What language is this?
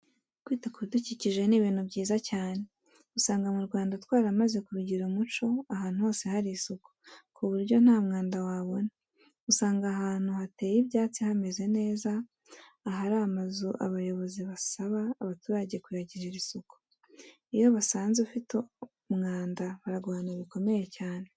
Kinyarwanda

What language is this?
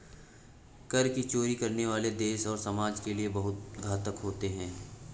Hindi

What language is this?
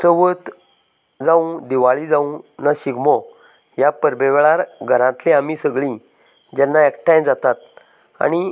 Konkani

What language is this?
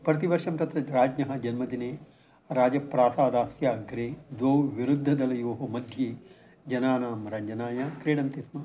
Sanskrit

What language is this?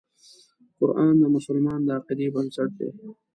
Pashto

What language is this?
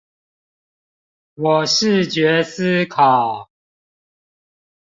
Chinese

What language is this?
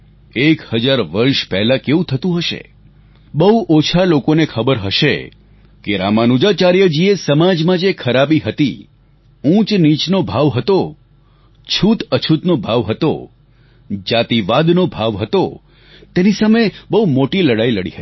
Gujarati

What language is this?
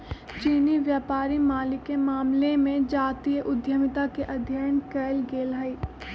Magahi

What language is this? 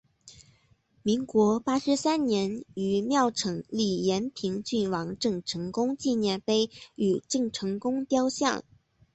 Chinese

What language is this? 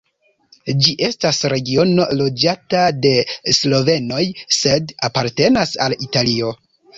Esperanto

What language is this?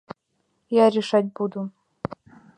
Mari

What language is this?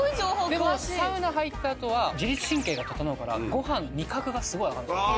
Japanese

